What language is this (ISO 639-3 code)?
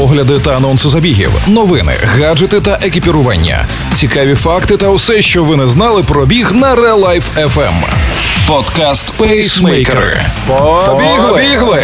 ukr